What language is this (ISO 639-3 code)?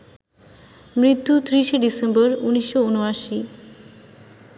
ben